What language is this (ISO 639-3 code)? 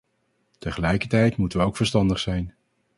nld